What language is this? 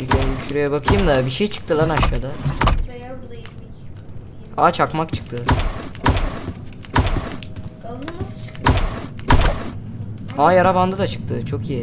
Turkish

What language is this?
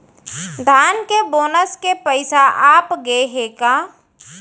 Chhattisgarhi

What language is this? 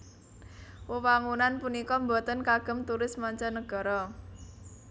Javanese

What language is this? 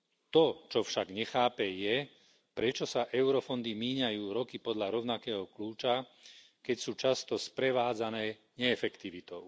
Slovak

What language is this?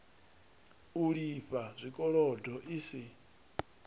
Venda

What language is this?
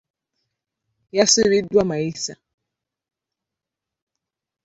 Ganda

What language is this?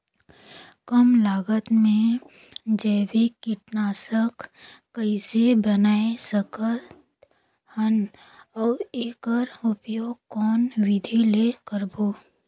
Chhattisgarhi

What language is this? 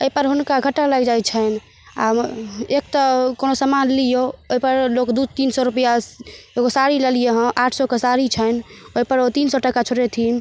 Maithili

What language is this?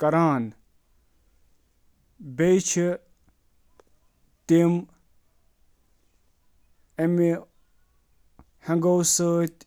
Kashmiri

